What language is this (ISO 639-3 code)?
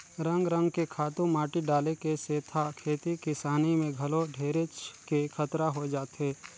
hne